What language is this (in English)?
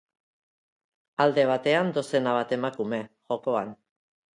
Basque